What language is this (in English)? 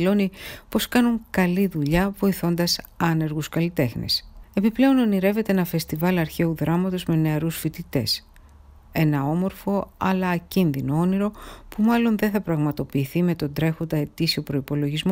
Greek